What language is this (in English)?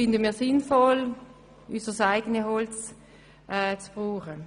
Swiss German